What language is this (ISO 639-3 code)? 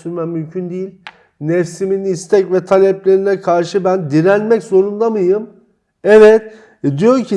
tur